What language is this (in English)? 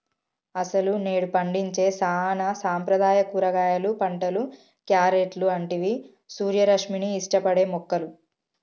Telugu